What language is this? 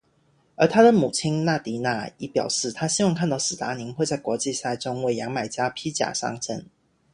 Chinese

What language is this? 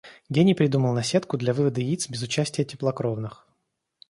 Russian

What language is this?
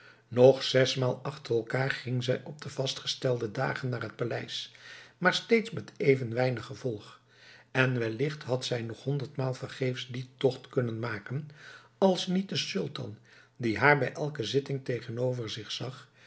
Dutch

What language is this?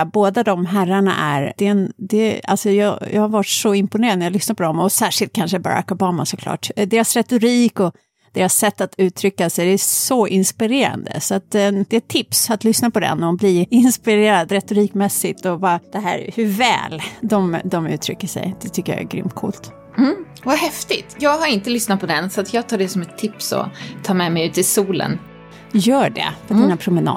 Swedish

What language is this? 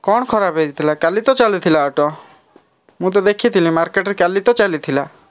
Odia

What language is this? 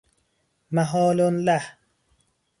Persian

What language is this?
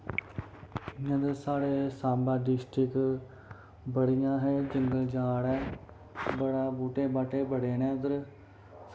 Dogri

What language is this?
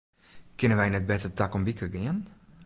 Western Frisian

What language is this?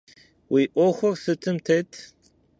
Kabardian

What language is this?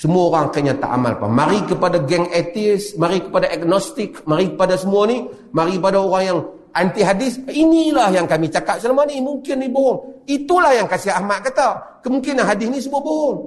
Malay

